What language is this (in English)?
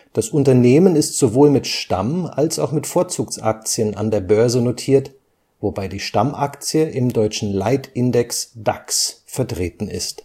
German